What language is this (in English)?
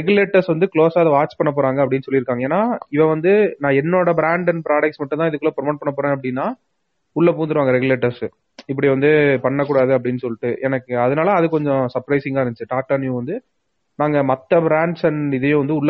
Tamil